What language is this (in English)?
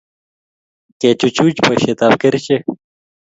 Kalenjin